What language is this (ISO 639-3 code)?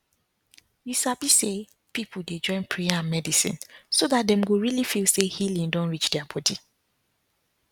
pcm